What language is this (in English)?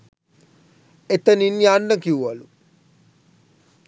Sinhala